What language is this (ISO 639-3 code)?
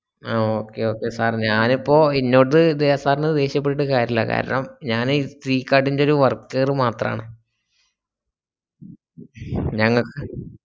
mal